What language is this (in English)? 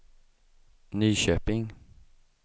Swedish